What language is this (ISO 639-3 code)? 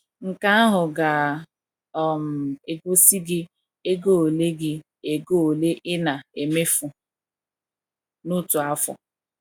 ibo